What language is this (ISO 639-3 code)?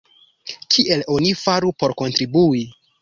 epo